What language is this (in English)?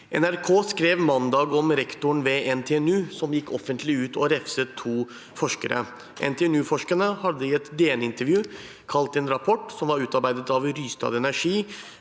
Norwegian